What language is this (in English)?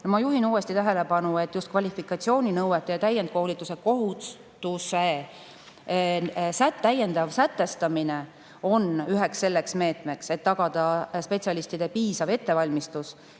Estonian